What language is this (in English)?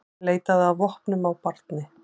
Icelandic